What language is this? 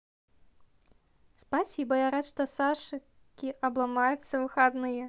Russian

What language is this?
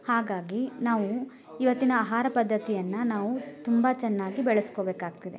Kannada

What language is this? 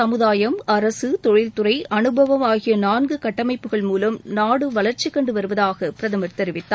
Tamil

